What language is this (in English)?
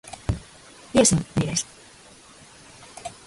Latvian